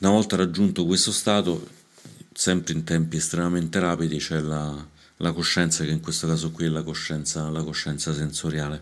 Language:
Italian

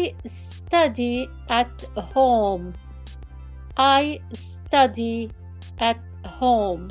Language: Arabic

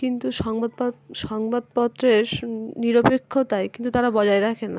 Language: Bangla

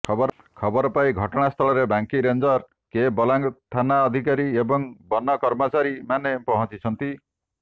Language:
Odia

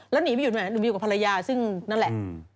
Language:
Thai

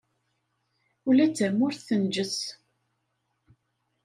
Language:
Kabyle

